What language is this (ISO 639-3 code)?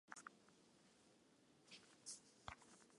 eus